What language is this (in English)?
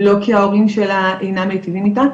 Hebrew